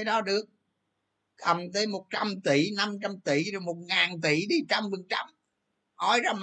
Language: Vietnamese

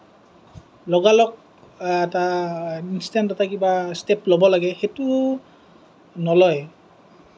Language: Assamese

